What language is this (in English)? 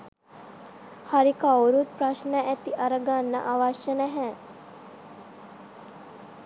Sinhala